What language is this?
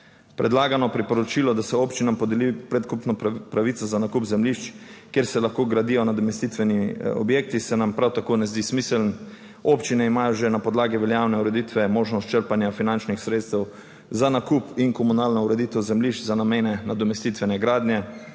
Slovenian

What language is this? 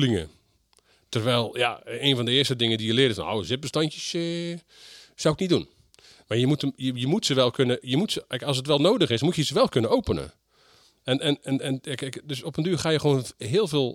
Dutch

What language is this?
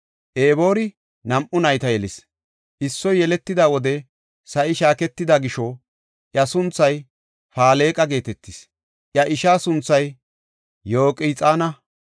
Gofa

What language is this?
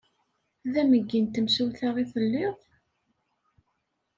Kabyle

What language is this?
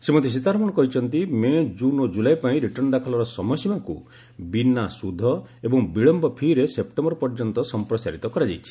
Odia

